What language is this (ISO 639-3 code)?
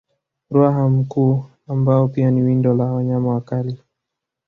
swa